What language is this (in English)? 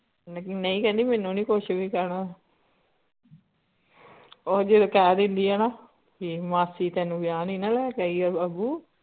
Punjabi